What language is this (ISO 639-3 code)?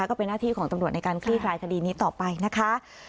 tha